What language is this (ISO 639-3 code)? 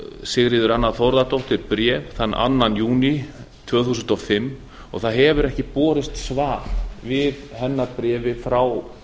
isl